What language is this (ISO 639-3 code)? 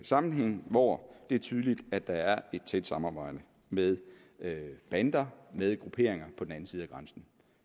dan